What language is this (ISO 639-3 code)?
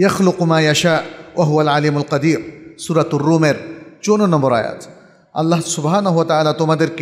ara